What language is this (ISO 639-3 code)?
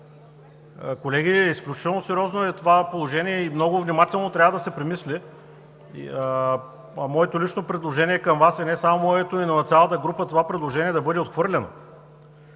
bul